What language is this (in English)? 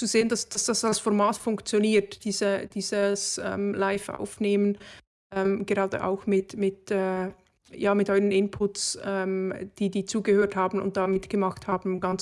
German